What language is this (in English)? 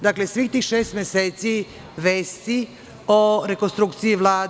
Serbian